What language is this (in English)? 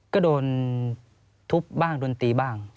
Thai